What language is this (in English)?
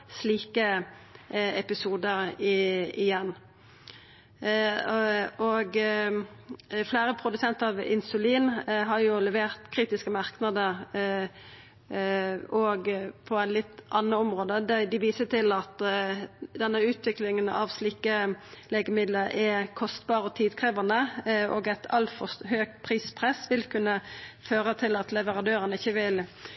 Norwegian Nynorsk